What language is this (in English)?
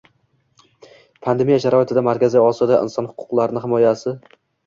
Uzbek